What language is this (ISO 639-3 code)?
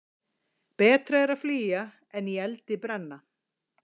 isl